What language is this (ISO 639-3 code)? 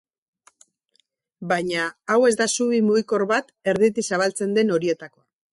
eus